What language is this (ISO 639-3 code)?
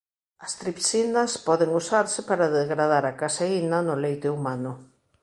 glg